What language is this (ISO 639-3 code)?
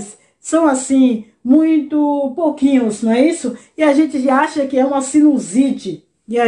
por